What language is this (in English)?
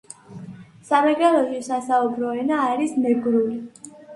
Georgian